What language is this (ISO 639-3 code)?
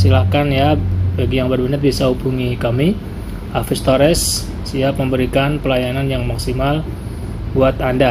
ind